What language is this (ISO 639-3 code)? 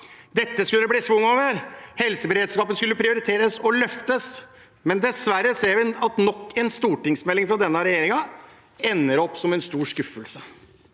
nor